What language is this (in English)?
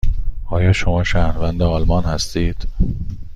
Persian